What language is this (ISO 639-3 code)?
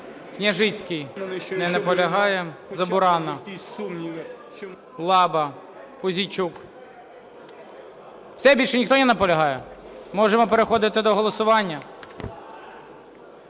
ukr